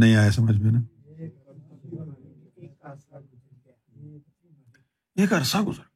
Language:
Urdu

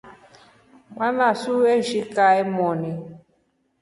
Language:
Rombo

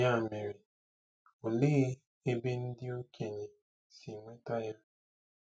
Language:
Igbo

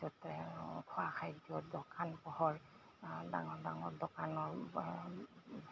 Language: Assamese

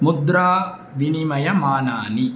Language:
Sanskrit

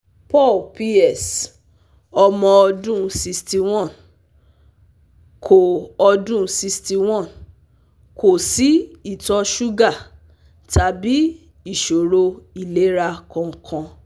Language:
Yoruba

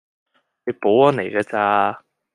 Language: Cantonese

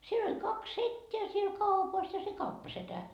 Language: Finnish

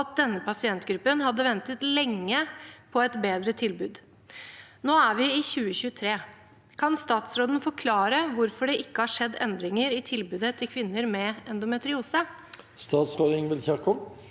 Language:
Norwegian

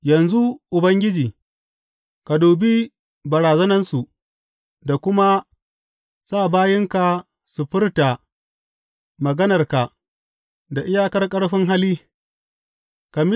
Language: Hausa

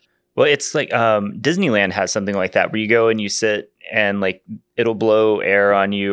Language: English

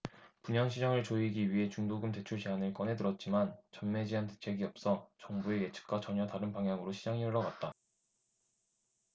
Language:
Korean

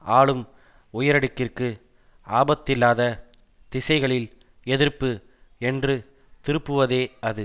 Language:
Tamil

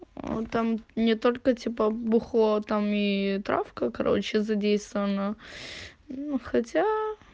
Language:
Russian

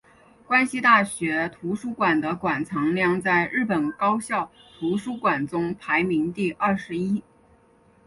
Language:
Chinese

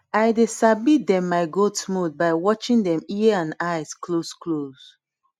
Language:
Nigerian Pidgin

